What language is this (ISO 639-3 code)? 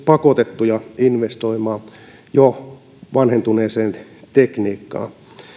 fin